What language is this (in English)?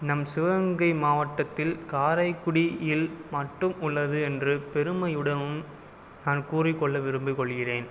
Tamil